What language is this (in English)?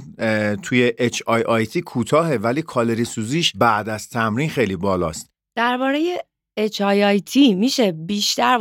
Persian